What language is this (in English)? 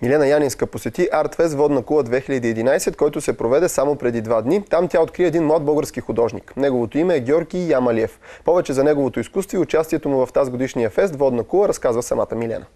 Bulgarian